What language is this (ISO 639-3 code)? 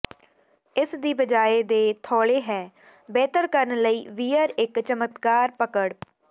pan